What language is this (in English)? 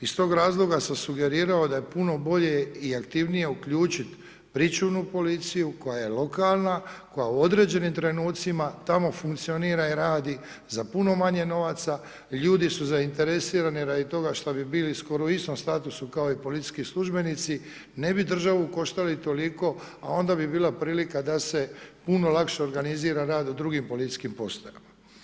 Croatian